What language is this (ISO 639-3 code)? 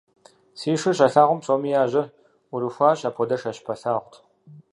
kbd